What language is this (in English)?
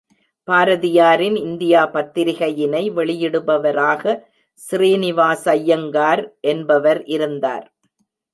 Tamil